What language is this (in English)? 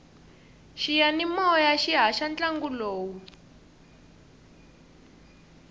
Tsonga